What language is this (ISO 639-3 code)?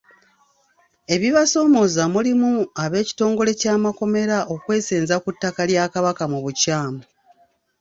lug